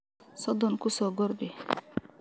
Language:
Somali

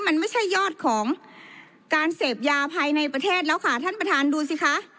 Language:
Thai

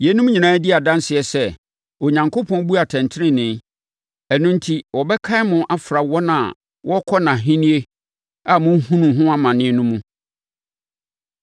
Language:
Akan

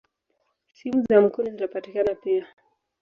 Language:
Swahili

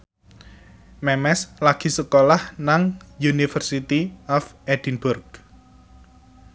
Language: Javanese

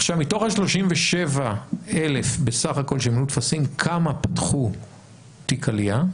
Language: Hebrew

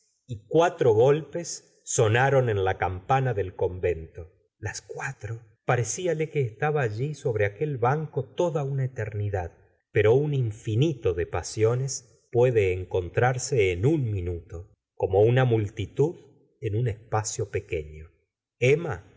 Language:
Spanish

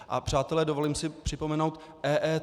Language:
Czech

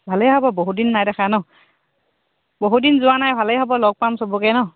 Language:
Assamese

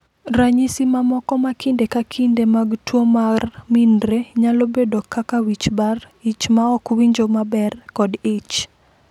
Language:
Luo (Kenya and Tanzania)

